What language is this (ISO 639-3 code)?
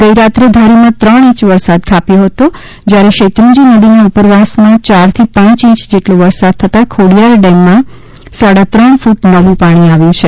guj